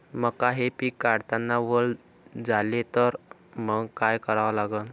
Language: Marathi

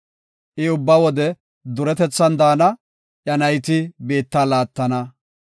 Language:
Gofa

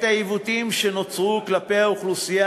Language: Hebrew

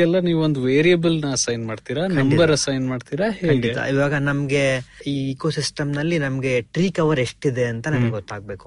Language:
Kannada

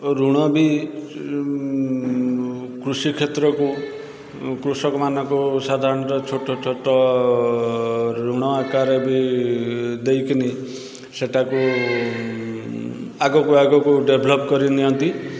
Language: Odia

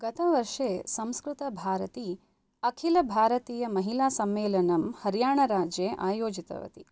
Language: Sanskrit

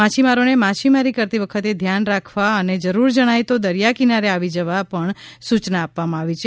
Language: Gujarati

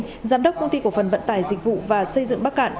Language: Vietnamese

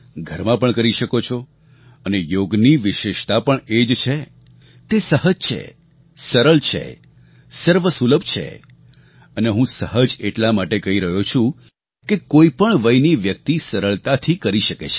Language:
Gujarati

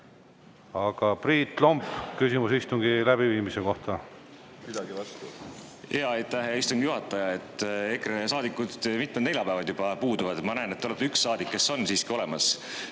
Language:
Estonian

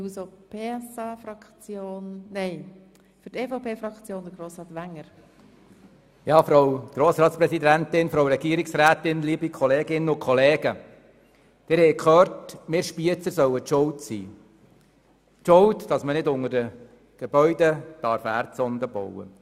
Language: Swiss German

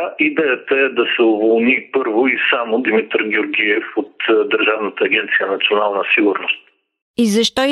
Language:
Bulgarian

